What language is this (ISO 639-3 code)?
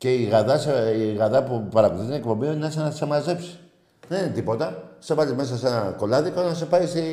ell